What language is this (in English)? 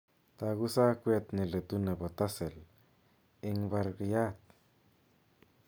Kalenjin